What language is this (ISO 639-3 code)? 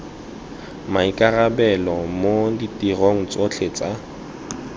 tsn